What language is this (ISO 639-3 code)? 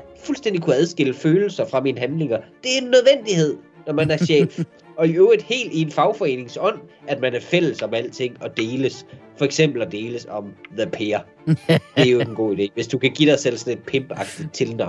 dan